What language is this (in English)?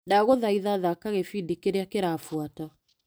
Kikuyu